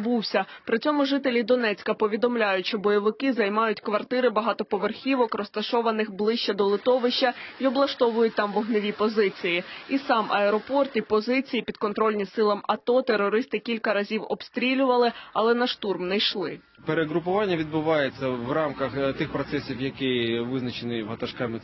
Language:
Ukrainian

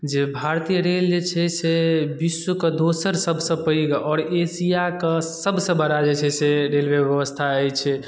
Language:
Maithili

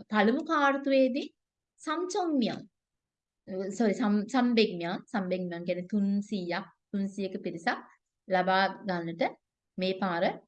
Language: Turkish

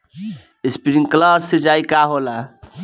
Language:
Bhojpuri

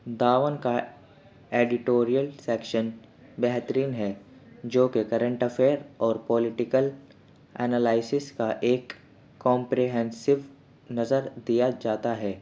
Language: Urdu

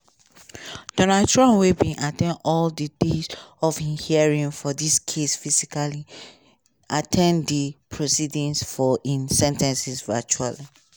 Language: Nigerian Pidgin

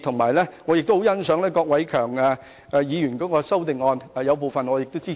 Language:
Cantonese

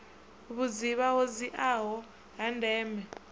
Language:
Venda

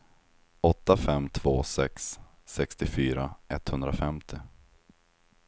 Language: Swedish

